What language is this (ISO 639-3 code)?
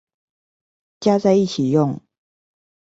zho